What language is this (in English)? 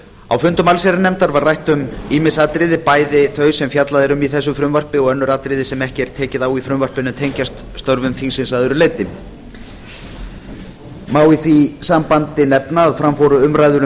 Icelandic